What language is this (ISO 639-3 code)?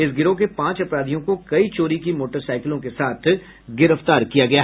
hin